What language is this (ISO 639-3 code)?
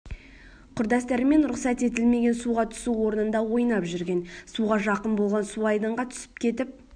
kaz